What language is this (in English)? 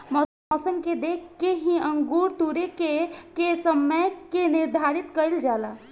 Bhojpuri